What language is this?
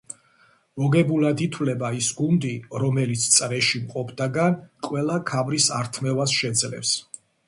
Georgian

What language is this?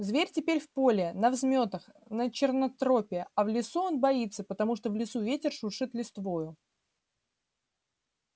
Russian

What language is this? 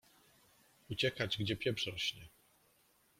Polish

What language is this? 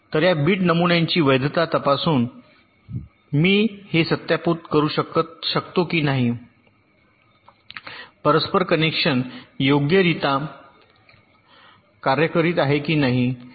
Marathi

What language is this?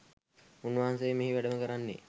Sinhala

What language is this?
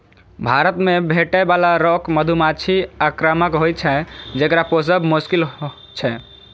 Maithili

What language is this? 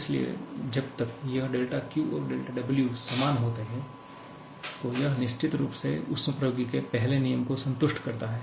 Hindi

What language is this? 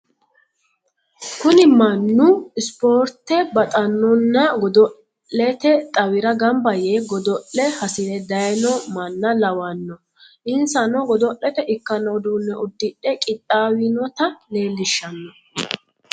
Sidamo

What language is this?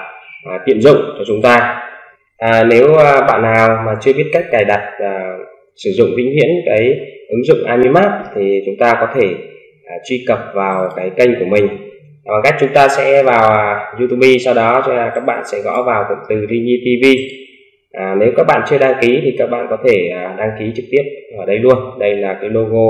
Vietnamese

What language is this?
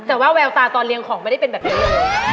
Thai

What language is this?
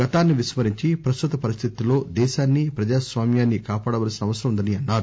Telugu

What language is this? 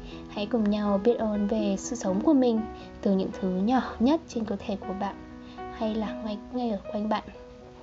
Vietnamese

